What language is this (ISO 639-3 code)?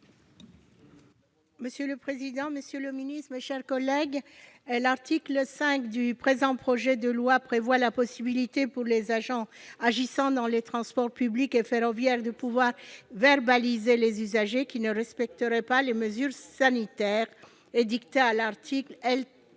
fra